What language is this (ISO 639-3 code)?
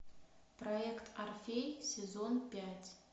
rus